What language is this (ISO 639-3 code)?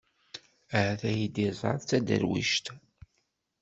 kab